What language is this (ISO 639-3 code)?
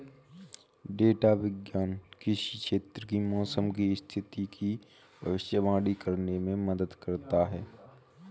hin